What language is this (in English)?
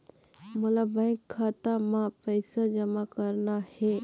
Chhattisgarhi